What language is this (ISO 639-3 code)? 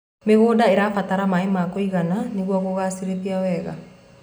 kik